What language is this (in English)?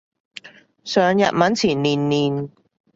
Cantonese